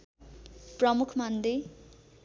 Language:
Nepali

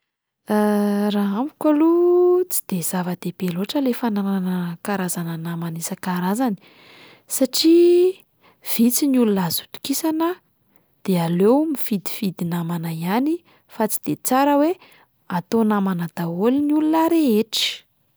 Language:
Malagasy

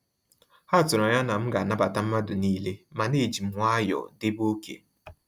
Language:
Igbo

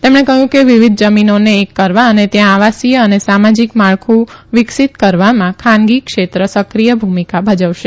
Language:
Gujarati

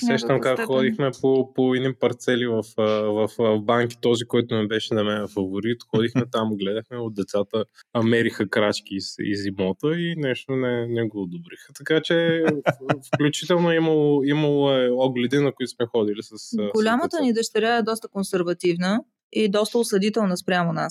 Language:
Bulgarian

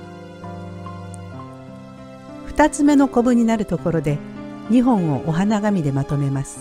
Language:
Japanese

